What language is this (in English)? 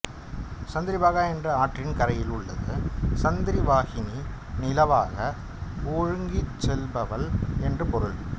Tamil